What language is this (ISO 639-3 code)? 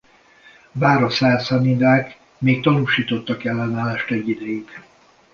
hun